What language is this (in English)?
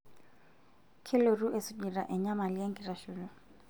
Masai